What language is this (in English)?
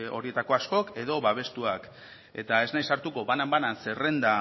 Basque